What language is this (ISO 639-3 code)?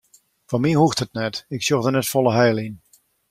fry